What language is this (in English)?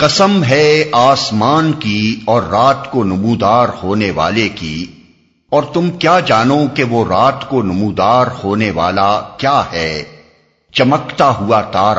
Urdu